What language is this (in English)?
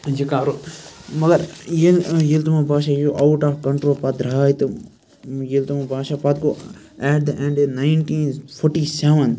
Kashmiri